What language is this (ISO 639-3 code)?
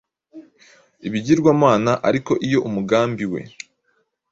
kin